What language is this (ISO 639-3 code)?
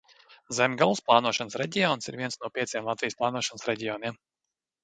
lav